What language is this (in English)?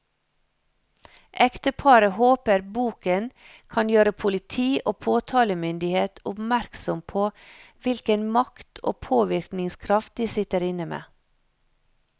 Norwegian